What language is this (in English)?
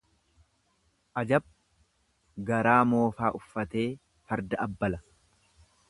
Oromo